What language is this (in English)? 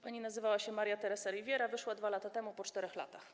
Polish